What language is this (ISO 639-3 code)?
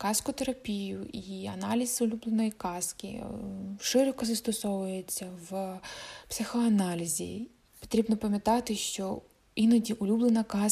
ukr